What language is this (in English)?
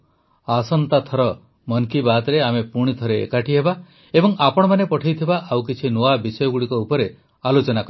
Odia